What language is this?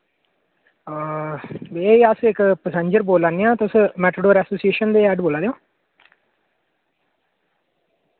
Dogri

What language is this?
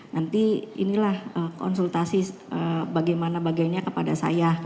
Indonesian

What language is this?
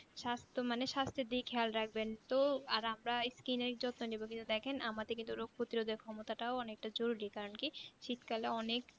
Bangla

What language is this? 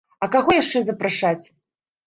Belarusian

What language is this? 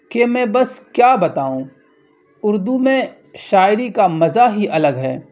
Urdu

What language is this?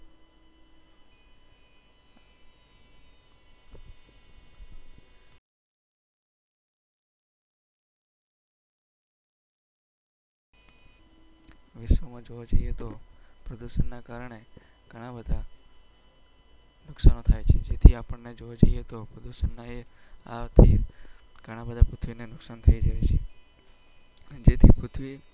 Gujarati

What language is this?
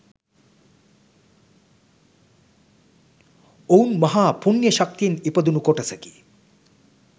Sinhala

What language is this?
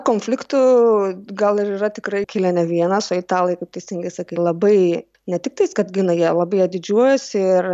Lithuanian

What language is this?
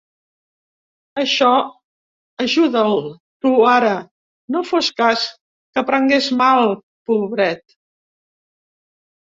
Catalan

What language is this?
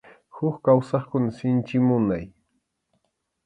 Arequipa-La Unión Quechua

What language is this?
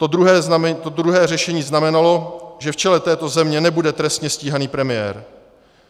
Czech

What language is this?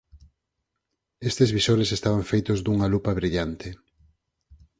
Galician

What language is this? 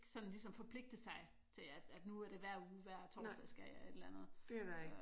Danish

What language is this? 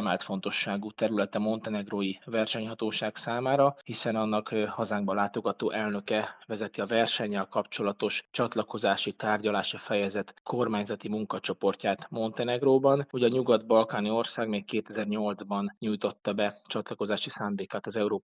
Hungarian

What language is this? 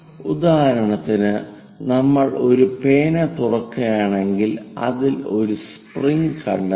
Malayalam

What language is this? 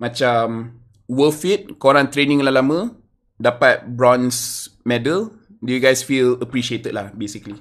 Malay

